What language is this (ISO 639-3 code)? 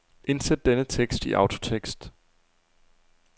dan